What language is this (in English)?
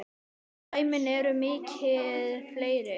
Icelandic